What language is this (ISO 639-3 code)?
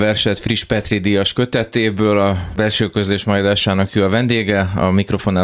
hun